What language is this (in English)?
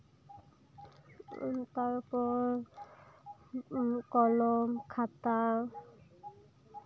Santali